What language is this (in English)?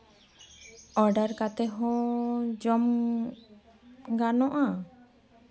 Santali